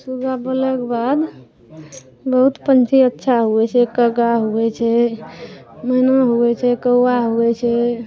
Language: Maithili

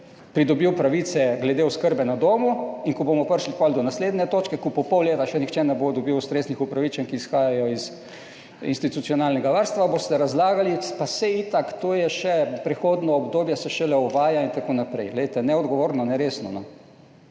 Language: Slovenian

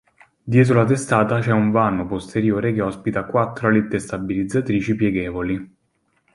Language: Italian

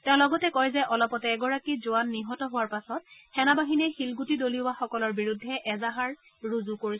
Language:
Assamese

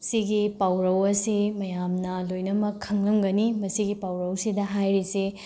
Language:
Manipuri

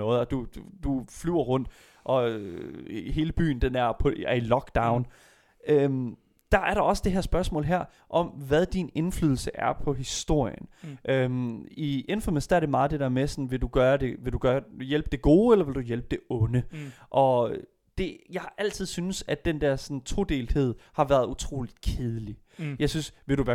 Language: Danish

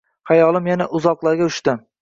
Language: Uzbek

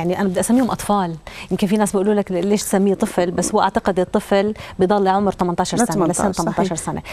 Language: Arabic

